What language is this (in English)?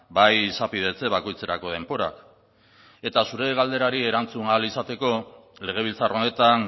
Basque